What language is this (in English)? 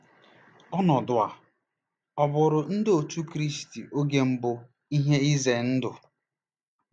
Igbo